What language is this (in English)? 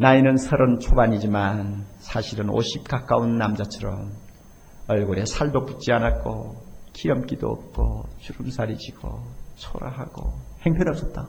Korean